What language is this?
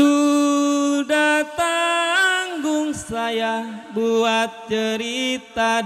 Indonesian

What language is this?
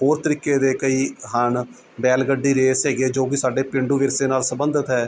Punjabi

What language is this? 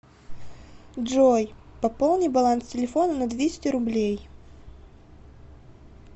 Russian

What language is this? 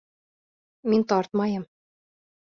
Bashkir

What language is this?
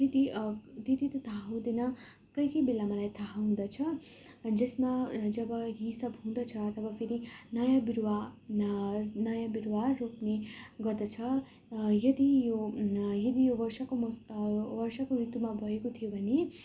Nepali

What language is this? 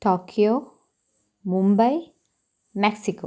Malayalam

